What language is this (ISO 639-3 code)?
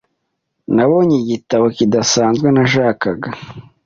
kin